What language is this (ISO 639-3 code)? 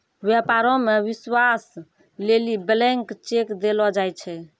mai